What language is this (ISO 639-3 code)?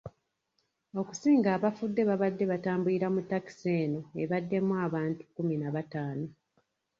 lug